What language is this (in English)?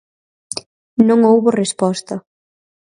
Galician